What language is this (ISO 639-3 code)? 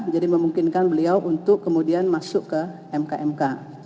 ind